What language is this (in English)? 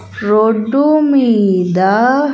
Telugu